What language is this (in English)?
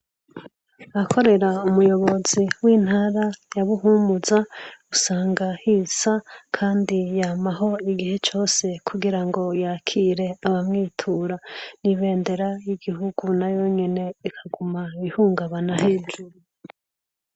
Rundi